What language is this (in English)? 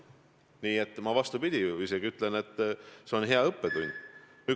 Estonian